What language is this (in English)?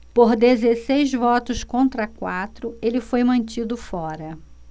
Portuguese